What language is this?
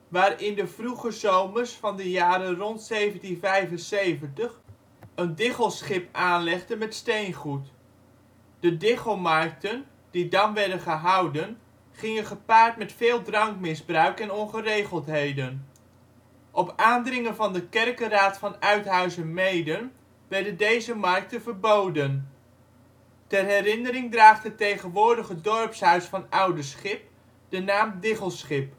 Dutch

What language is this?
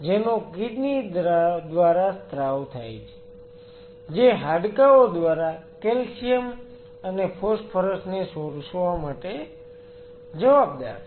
Gujarati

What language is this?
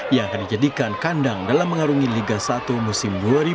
Indonesian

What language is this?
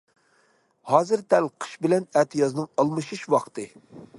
Uyghur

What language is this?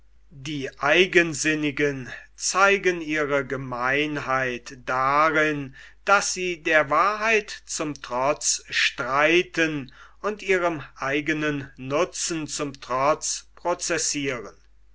German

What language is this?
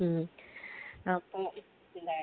Malayalam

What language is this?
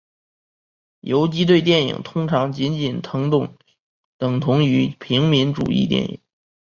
Chinese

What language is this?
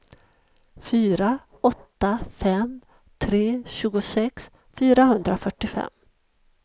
Swedish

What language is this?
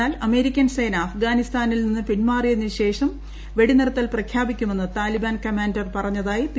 Malayalam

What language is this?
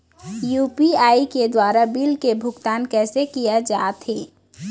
Chhattisgarhi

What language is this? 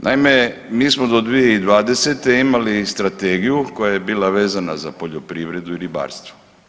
Croatian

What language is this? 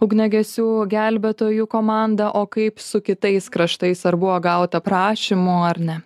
Lithuanian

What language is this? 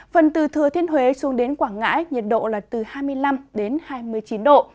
Vietnamese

